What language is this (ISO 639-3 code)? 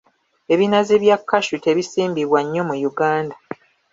lug